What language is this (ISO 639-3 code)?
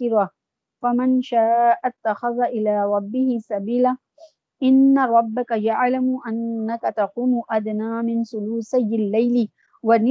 urd